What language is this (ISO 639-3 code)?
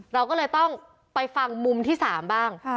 tha